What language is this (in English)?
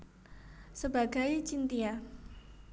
Javanese